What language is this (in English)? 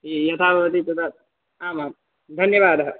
Sanskrit